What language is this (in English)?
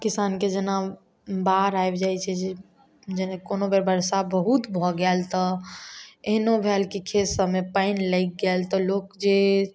Maithili